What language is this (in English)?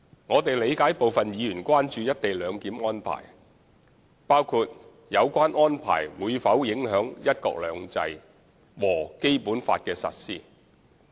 Cantonese